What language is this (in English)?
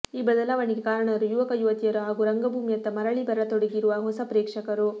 Kannada